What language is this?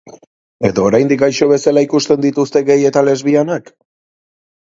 Basque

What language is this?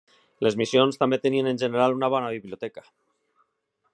Catalan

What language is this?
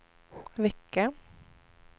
Swedish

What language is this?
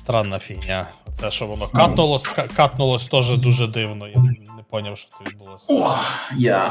Ukrainian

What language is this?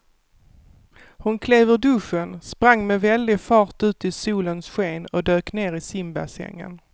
Swedish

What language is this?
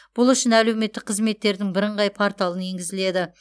Kazakh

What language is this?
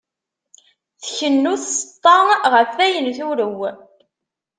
Kabyle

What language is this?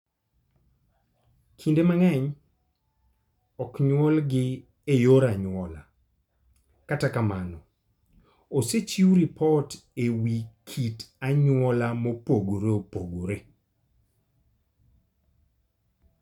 Luo (Kenya and Tanzania)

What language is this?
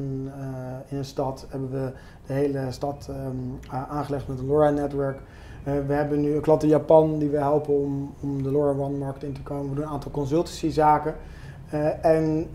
Dutch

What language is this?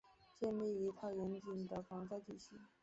Chinese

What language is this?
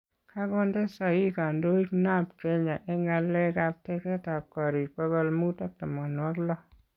Kalenjin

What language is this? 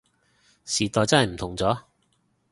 Cantonese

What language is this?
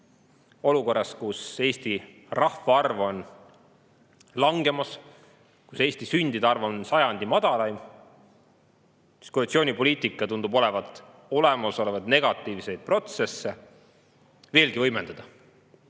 Estonian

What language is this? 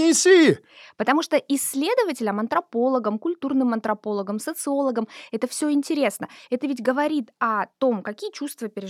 Russian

